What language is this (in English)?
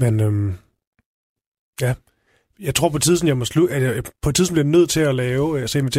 Danish